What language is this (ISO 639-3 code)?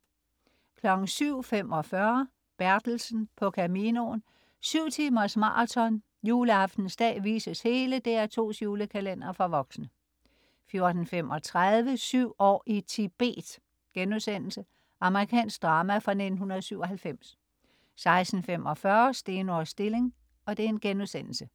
dan